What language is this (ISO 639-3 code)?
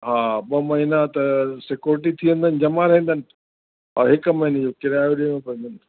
snd